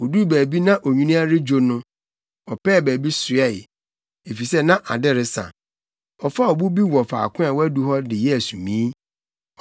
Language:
Akan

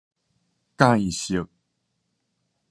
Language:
Min Nan Chinese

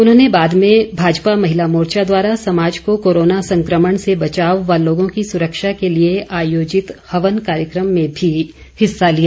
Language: Hindi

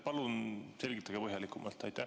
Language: Estonian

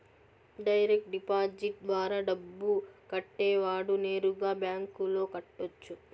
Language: Telugu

